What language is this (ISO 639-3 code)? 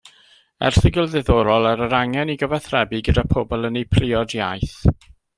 cym